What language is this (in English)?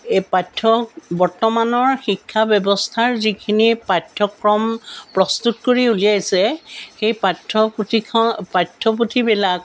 Assamese